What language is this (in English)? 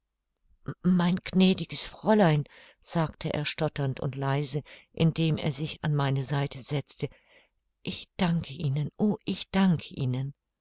German